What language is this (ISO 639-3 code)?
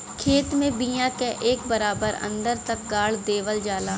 bho